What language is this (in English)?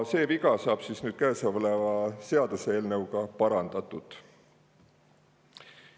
Estonian